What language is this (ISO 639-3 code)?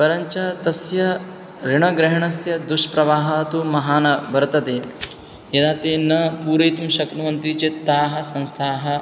san